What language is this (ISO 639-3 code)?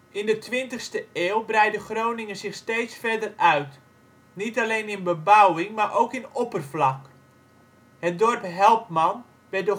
nld